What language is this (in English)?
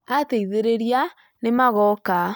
Kikuyu